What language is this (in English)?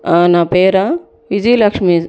Telugu